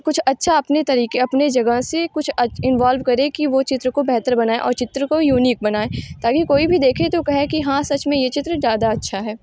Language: Hindi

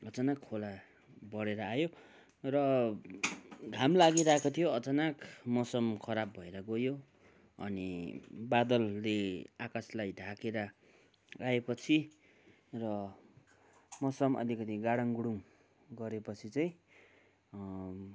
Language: Nepali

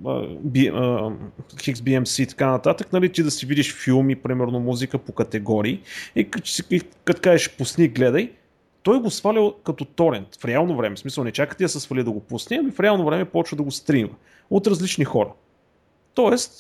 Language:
Bulgarian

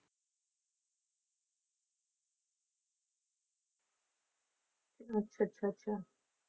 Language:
Punjabi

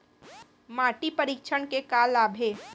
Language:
Chhattisgarhi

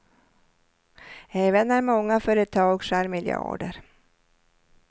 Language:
Swedish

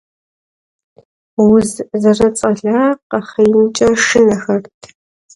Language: Kabardian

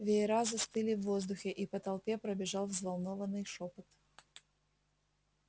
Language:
Russian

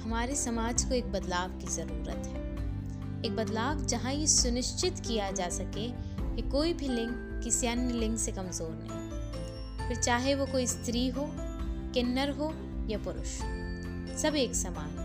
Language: Hindi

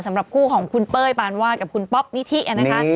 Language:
Thai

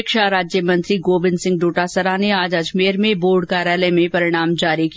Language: Hindi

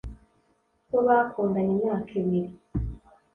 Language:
Kinyarwanda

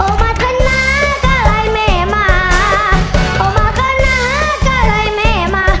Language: Thai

